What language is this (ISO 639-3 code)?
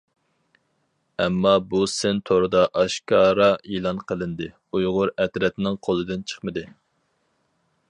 uig